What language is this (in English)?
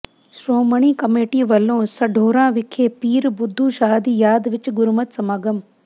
Punjabi